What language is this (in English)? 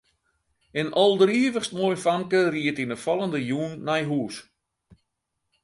Western Frisian